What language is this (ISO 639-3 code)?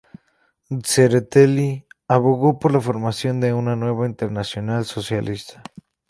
spa